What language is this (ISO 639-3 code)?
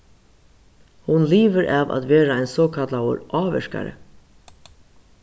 fao